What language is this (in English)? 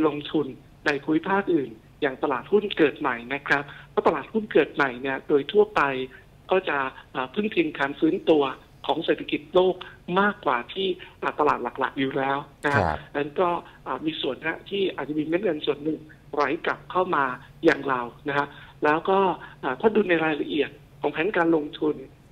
Thai